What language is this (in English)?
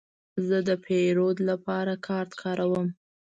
Pashto